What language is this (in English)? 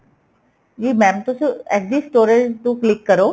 Punjabi